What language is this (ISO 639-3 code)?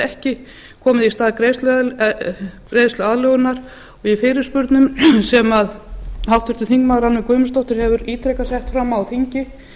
isl